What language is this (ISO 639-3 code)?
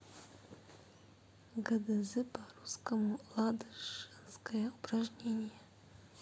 rus